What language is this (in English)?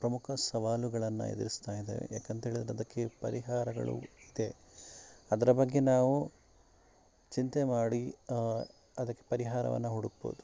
Kannada